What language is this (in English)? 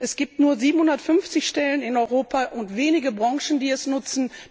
German